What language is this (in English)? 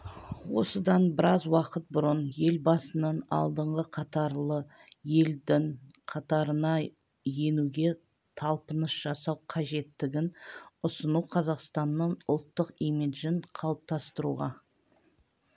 Kazakh